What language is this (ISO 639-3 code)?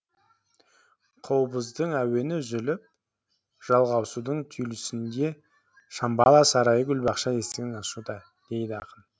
kaz